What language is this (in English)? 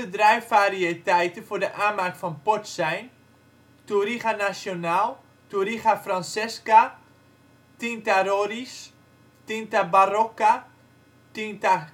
Dutch